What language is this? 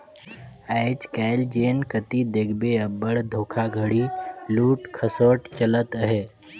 Chhattisgarhi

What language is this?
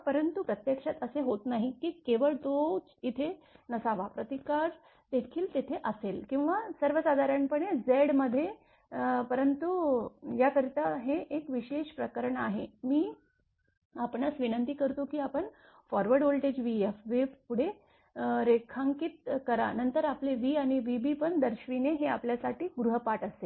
Marathi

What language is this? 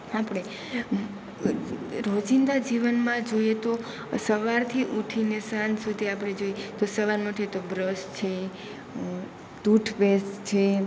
Gujarati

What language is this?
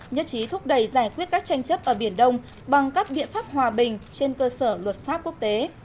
Vietnamese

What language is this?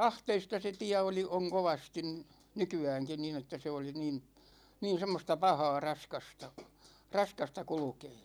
Finnish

